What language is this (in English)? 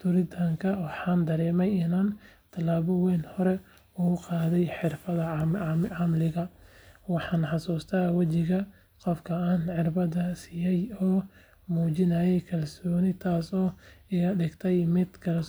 Somali